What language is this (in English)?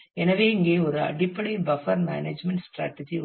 Tamil